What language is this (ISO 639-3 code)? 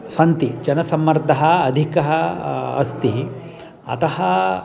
san